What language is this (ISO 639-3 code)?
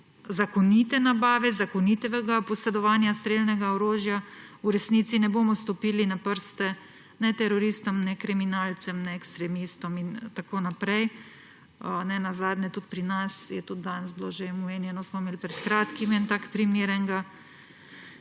slv